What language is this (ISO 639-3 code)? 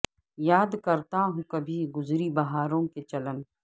urd